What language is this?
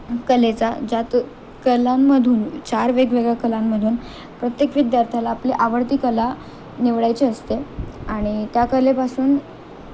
Marathi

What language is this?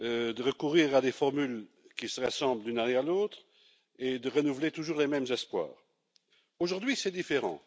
French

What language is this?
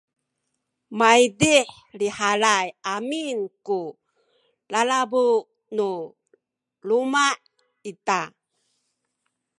Sakizaya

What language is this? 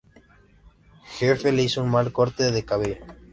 Spanish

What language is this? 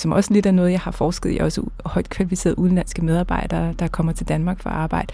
Danish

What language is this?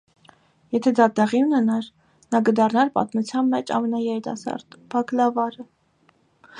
Armenian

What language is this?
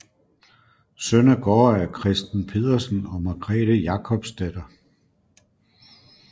Danish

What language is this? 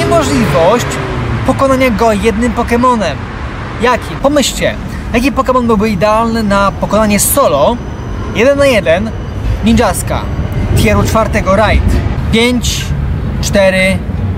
Polish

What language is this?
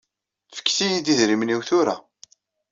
Kabyle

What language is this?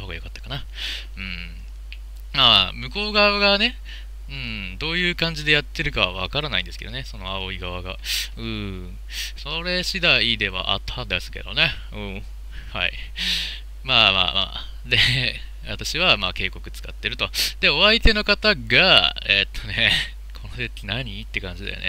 Japanese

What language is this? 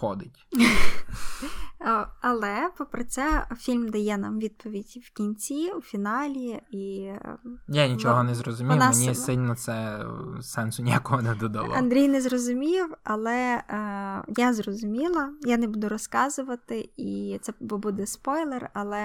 Ukrainian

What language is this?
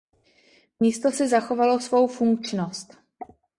Czech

